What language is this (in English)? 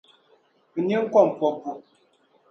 Dagbani